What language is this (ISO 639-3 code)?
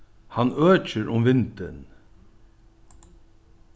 fao